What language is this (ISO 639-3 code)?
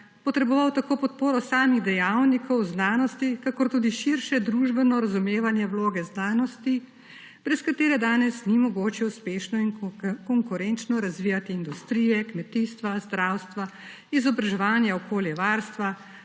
slv